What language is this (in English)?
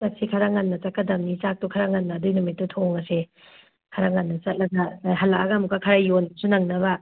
Manipuri